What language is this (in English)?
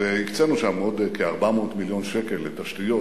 Hebrew